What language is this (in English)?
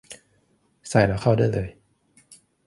Thai